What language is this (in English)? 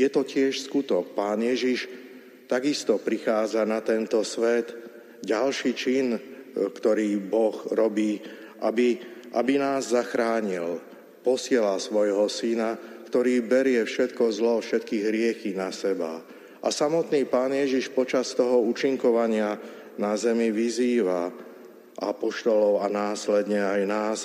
Slovak